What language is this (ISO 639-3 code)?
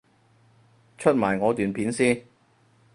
yue